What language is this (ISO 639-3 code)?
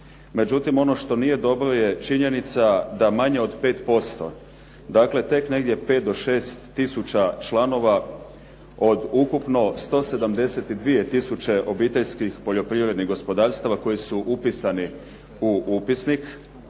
hrv